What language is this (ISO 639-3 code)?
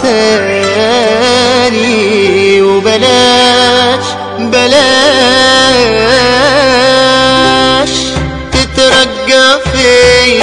ara